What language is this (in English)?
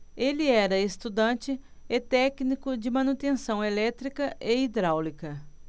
Portuguese